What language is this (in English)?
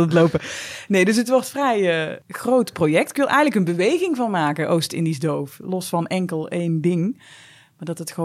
Dutch